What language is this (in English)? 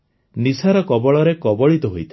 Odia